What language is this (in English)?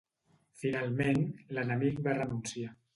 Catalan